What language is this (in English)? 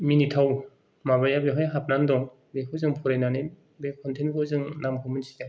Bodo